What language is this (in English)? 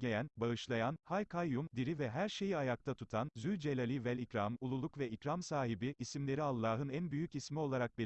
Turkish